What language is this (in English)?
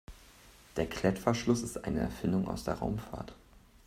German